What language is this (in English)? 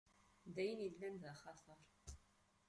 Kabyle